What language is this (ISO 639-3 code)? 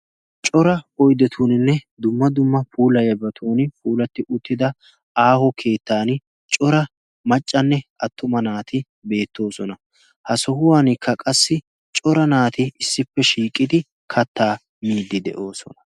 wal